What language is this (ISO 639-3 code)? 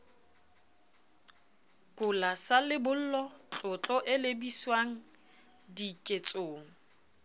sot